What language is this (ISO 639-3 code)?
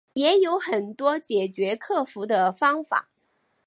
zho